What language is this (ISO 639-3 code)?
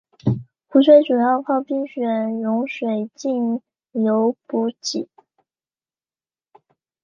zho